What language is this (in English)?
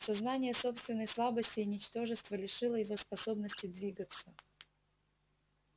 Russian